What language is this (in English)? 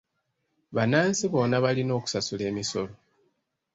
Ganda